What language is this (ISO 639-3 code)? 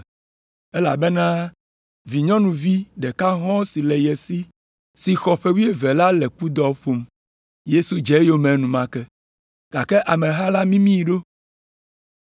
ewe